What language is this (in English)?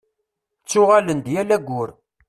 Kabyle